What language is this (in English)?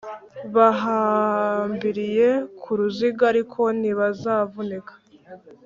Kinyarwanda